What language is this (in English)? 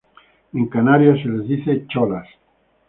Spanish